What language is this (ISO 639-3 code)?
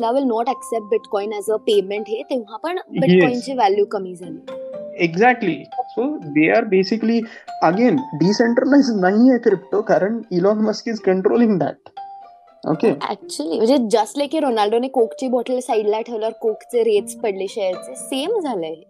mar